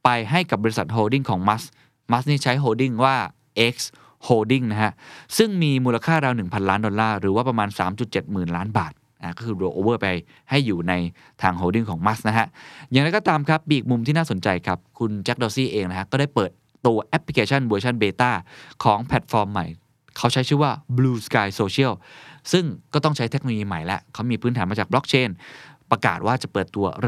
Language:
Thai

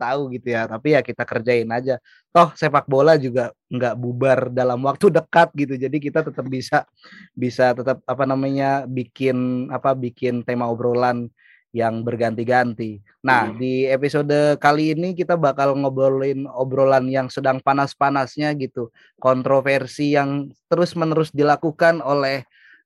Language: Indonesian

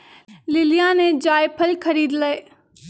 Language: Magahi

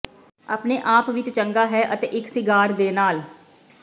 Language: Punjabi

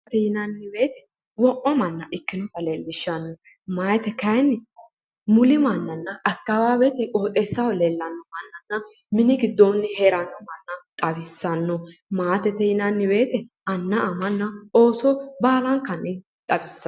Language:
Sidamo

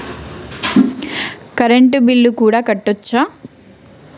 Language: Telugu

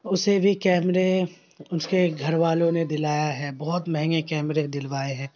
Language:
Urdu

